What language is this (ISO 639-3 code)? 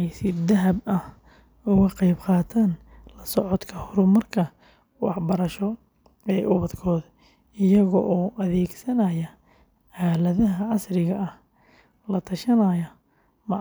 som